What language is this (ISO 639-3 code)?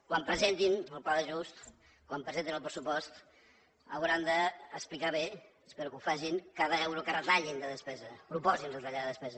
cat